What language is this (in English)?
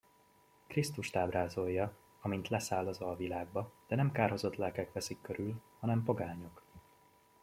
Hungarian